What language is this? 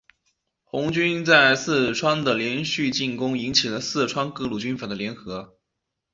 Chinese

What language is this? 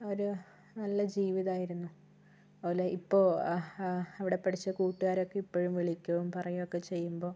Malayalam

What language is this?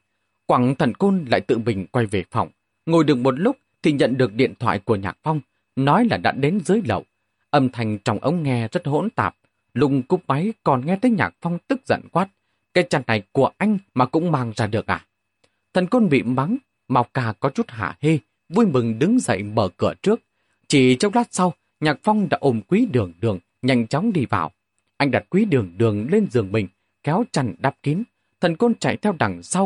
Vietnamese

